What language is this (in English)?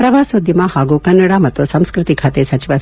Kannada